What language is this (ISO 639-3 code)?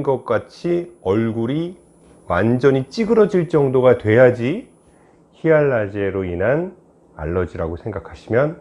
kor